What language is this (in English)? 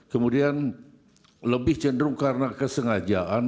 Indonesian